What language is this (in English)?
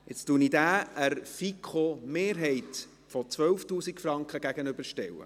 Swiss German